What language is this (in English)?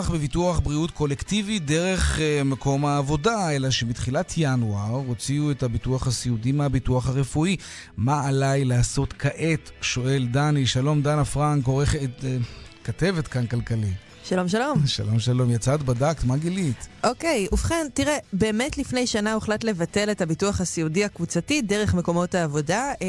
Hebrew